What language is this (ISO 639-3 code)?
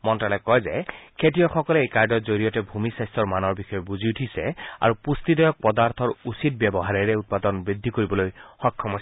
asm